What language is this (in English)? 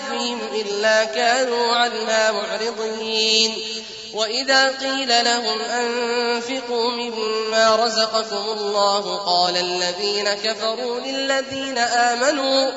Arabic